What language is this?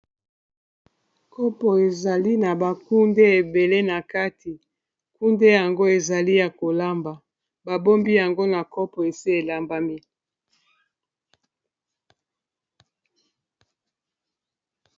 Lingala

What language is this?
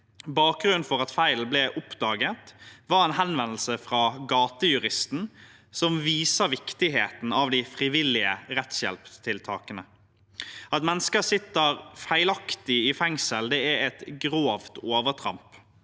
Norwegian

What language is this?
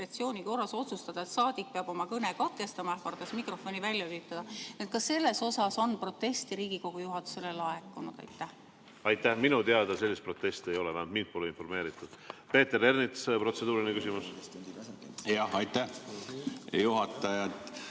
Estonian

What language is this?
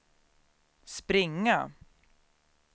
Swedish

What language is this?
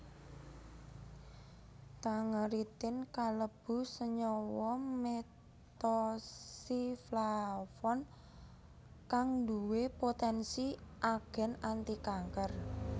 Javanese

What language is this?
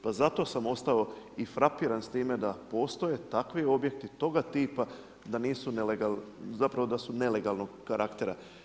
Croatian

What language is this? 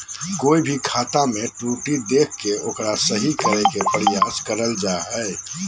Magahi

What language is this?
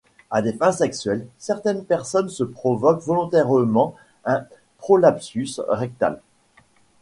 French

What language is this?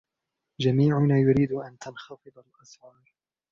Arabic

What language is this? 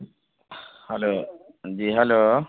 Urdu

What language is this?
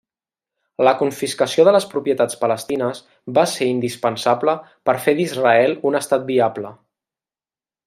Catalan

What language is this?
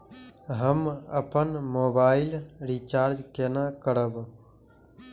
Maithili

